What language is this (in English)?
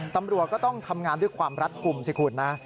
Thai